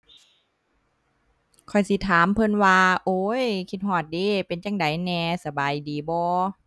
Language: Thai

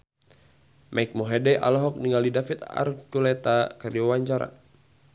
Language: Sundanese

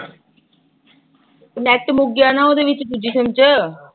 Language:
Punjabi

